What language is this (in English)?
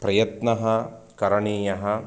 Sanskrit